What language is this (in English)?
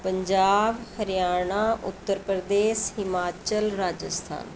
Punjabi